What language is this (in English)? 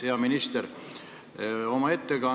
Estonian